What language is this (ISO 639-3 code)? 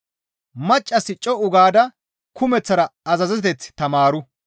gmv